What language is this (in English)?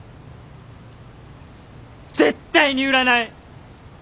Japanese